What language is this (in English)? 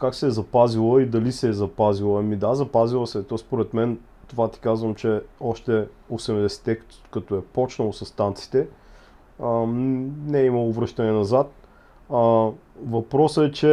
Bulgarian